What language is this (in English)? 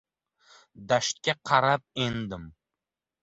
Uzbek